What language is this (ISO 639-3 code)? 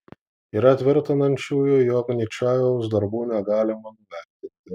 lit